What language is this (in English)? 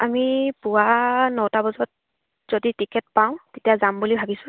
Assamese